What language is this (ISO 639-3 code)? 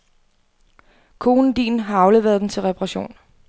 dan